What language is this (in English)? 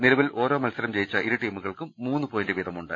Malayalam